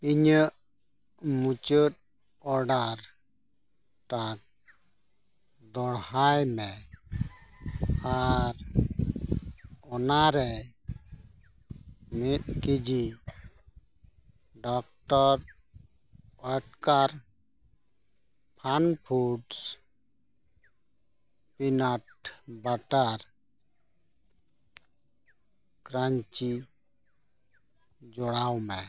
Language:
Santali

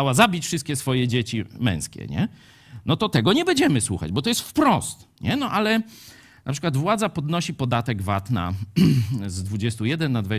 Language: Polish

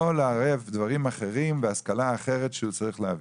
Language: Hebrew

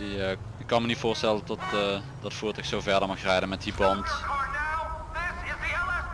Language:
Dutch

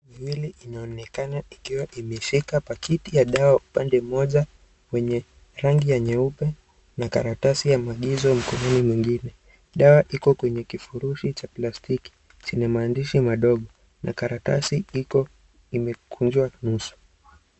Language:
Swahili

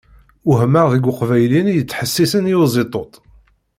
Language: Kabyle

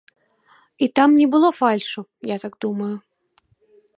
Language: Belarusian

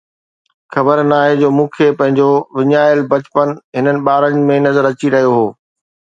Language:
Sindhi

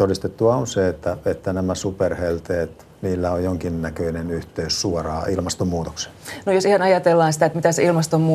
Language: Finnish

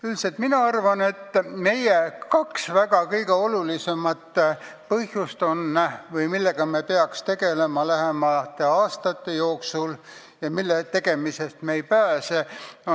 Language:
Estonian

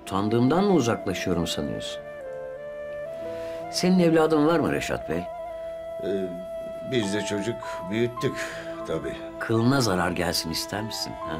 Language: Turkish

